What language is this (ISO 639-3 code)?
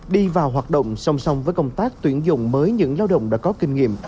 vie